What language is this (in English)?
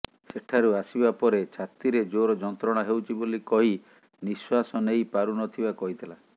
Odia